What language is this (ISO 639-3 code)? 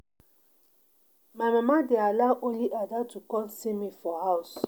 pcm